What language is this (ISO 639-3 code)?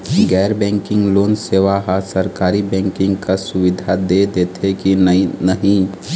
hne